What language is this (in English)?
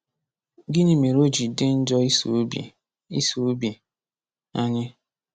Igbo